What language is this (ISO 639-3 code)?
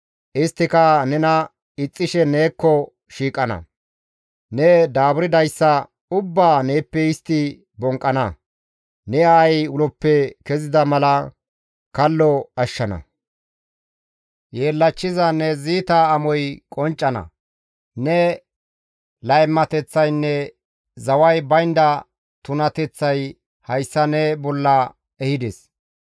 gmv